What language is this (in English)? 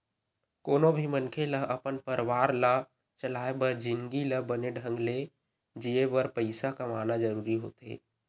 Chhattisgarhi